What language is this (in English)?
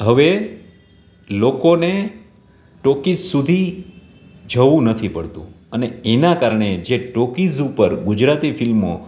Gujarati